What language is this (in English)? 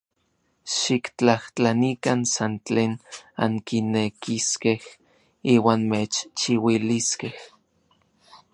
Orizaba Nahuatl